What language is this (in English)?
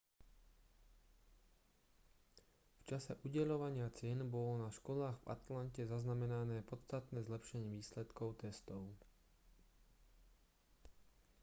Slovak